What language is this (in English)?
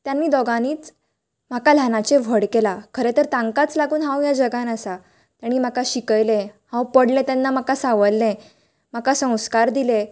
Konkani